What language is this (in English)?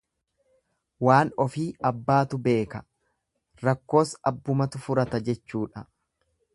Oromo